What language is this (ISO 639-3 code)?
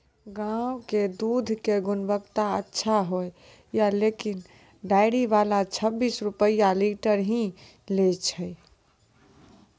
mai